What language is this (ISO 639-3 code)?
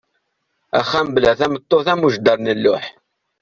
kab